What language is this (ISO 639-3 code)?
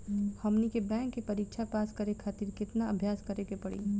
bho